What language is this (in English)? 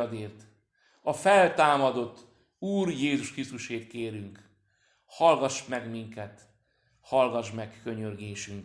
Hungarian